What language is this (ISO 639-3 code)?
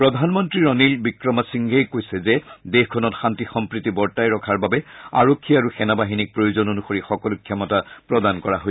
asm